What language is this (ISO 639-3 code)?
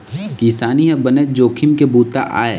hne